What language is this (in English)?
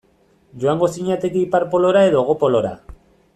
Basque